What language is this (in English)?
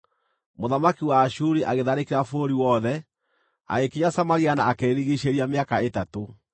Kikuyu